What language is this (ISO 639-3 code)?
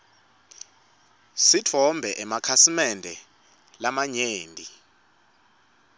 ssw